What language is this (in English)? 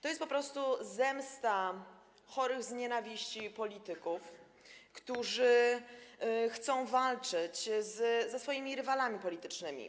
Polish